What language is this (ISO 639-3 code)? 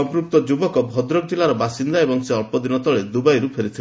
ori